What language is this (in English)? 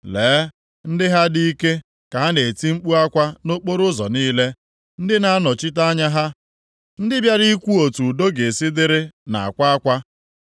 Igbo